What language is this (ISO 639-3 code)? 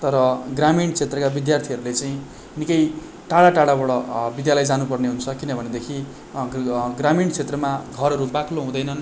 nep